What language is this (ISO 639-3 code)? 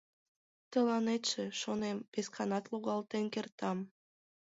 chm